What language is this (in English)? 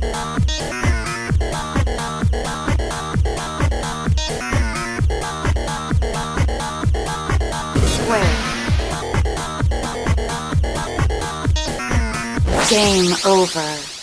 English